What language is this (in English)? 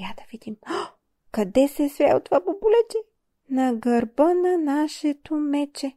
Bulgarian